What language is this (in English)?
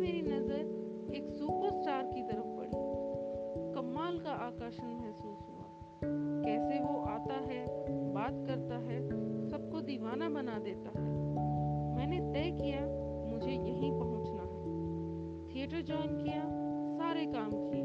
Hindi